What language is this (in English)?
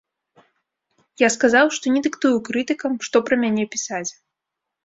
Belarusian